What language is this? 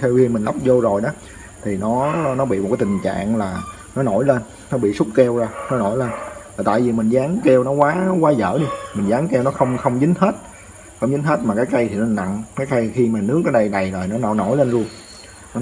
Vietnamese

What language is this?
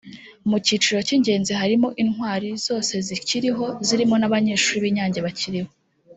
Kinyarwanda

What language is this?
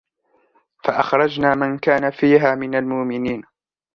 Arabic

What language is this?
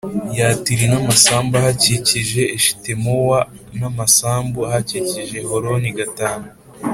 Kinyarwanda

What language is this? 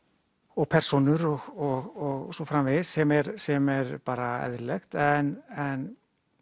Icelandic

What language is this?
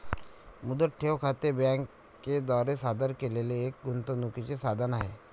Marathi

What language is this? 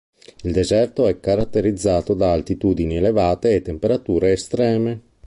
Italian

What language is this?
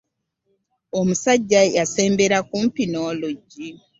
Ganda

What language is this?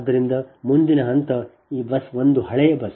Kannada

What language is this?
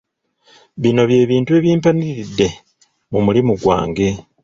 Ganda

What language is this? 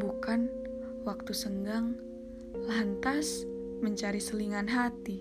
Indonesian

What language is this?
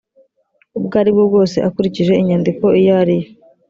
Kinyarwanda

